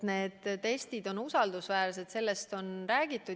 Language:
Estonian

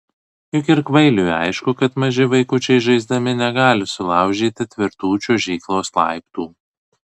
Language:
Lithuanian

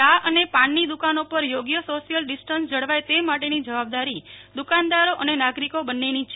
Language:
Gujarati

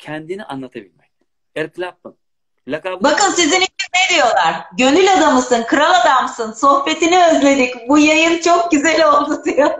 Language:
Turkish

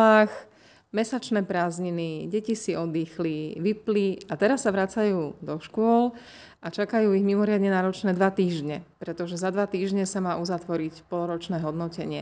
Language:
Slovak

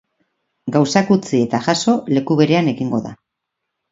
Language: Basque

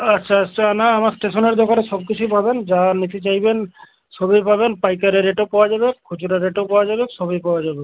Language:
Bangla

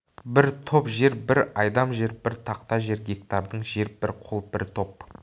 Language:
Kazakh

